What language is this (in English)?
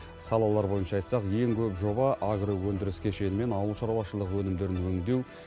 Kazakh